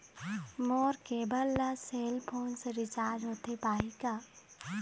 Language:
Chhattisgarhi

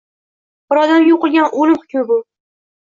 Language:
Uzbek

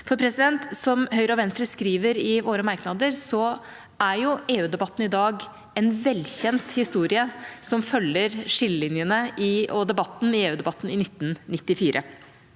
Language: Norwegian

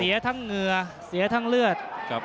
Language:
Thai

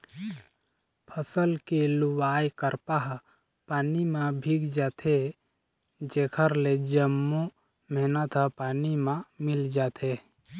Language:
Chhattisgarhi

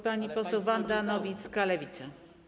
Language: Polish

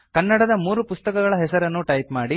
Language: Kannada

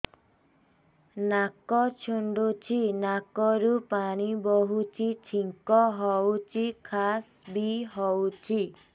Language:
Odia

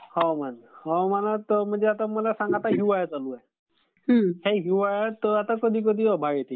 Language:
Marathi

